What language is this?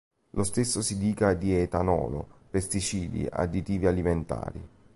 Italian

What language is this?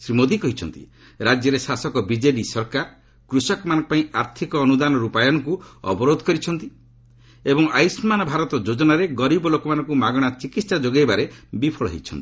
Odia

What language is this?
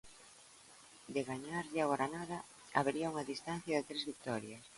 Galician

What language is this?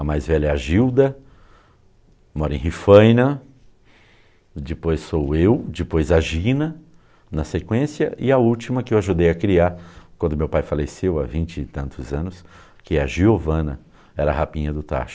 Portuguese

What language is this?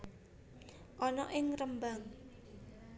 Javanese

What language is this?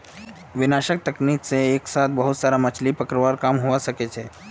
Magahi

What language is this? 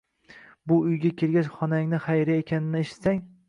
Uzbek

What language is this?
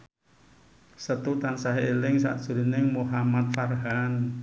Javanese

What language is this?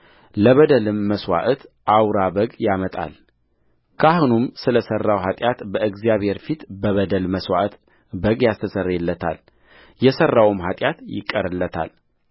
Amharic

